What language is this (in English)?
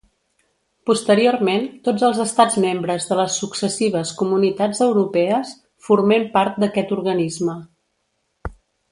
Catalan